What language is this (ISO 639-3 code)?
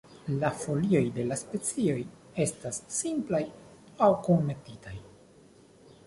epo